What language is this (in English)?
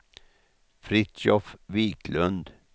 Swedish